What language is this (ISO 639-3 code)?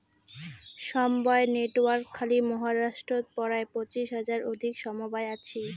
ben